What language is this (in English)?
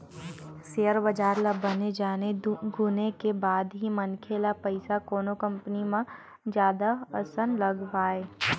Chhattisgarhi